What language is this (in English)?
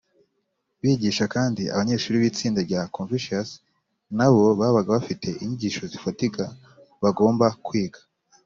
Kinyarwanda